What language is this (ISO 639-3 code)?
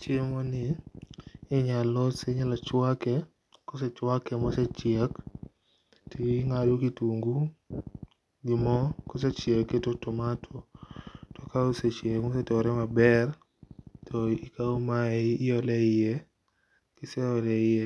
luo